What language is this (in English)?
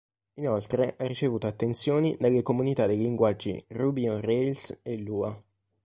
Italian